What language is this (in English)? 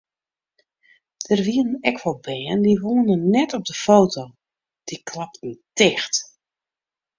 Western Frisian